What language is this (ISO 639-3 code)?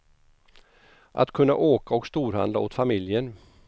swe